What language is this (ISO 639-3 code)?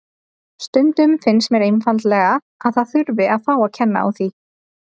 isl